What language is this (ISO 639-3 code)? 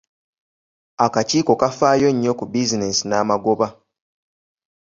lug